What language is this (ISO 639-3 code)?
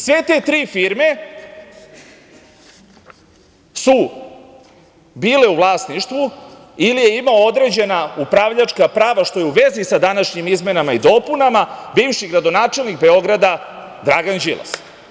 srp